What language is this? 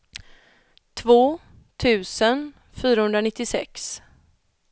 Swedish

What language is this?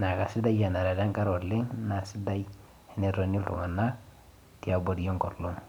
Masai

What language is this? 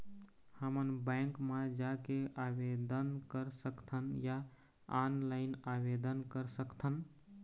Chhattisgarhi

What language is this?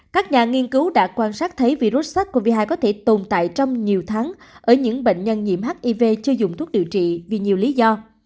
Vietnamese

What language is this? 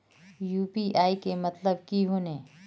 Magahi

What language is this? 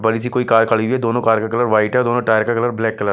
Hindi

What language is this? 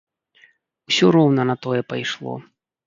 Belarusian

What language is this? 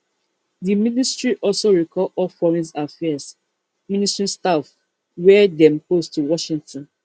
Nigerian Pidgin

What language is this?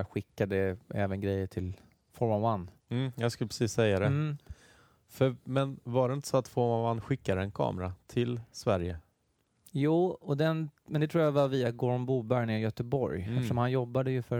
Swedish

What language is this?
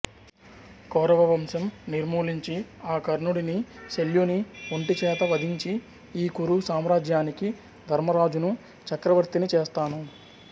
Telugu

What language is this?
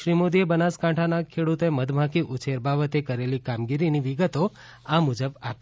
Gujarati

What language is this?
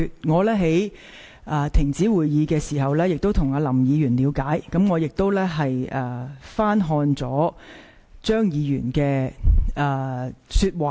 Cantonese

